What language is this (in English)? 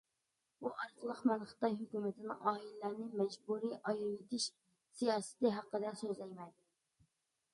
Uyghur